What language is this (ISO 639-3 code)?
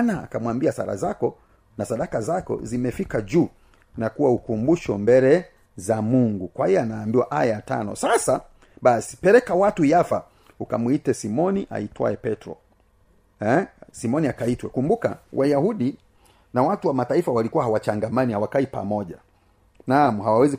swa